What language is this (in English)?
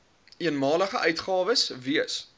Afrikaans